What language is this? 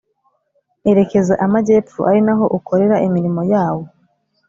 Kinyarwanda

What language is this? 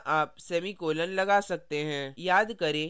Hindi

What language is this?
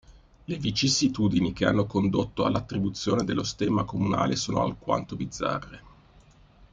Italian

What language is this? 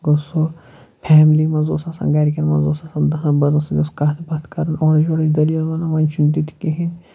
Kashmiri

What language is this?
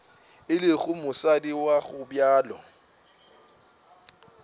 Northern Sotho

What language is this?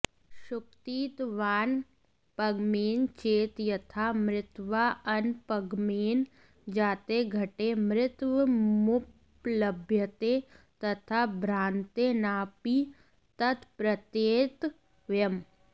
Sanskrit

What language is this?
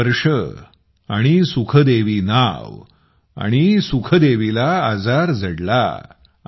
Marathi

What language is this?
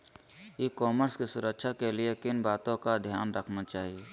Magahi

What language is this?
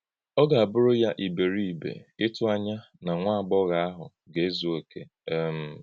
Igbo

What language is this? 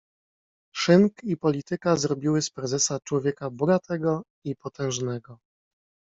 Polish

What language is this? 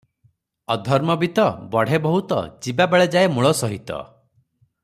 Odia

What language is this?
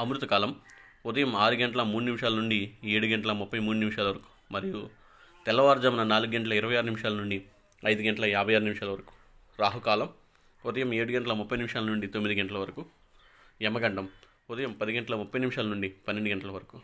Telugu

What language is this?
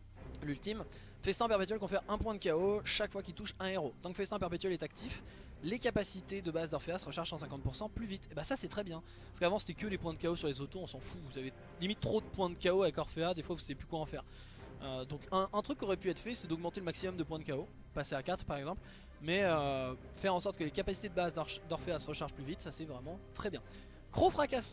French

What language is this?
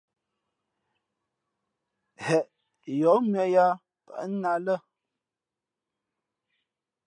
Fe'fe'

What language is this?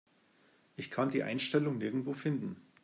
German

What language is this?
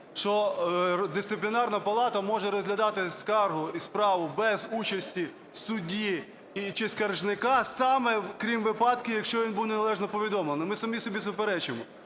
Ukrainian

